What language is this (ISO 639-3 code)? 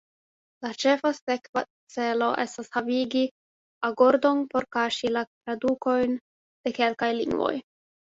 epo